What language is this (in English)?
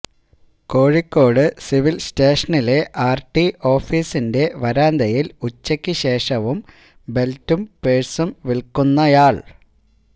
Malayalam